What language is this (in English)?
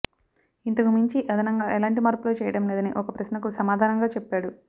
Telugu